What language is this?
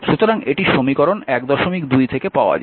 Bangla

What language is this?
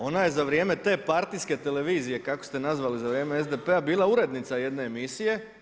Croatian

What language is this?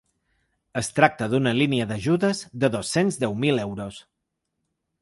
Catalan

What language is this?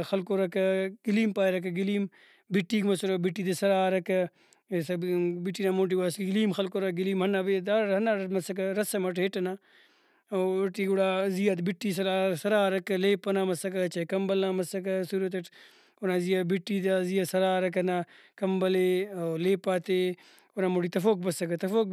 Brahui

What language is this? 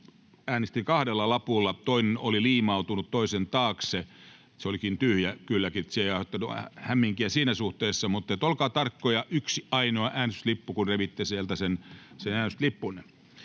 Finnish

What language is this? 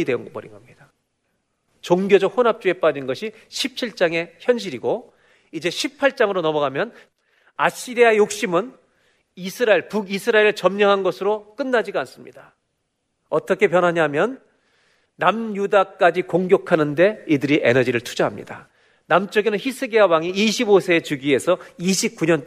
Korean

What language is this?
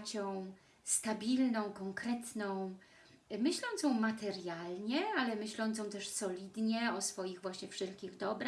Polish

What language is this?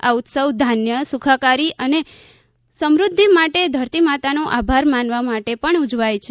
Gujarati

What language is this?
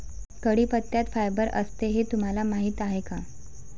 Marathi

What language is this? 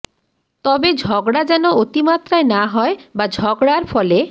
Bangla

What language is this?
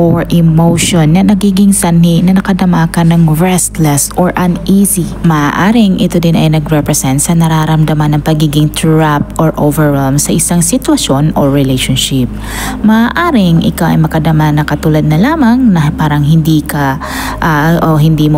Filipino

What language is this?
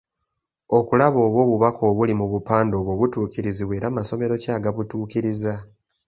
Ganda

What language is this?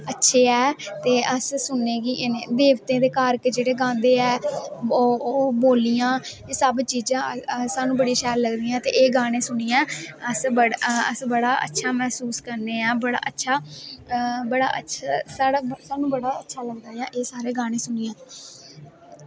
Dogri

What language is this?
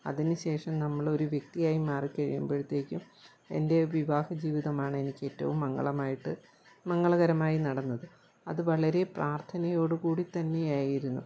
Malayalam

